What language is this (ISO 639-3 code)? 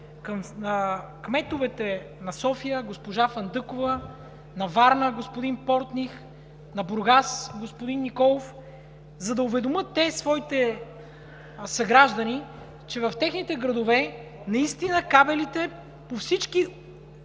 bul